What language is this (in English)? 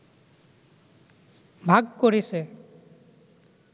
Bangla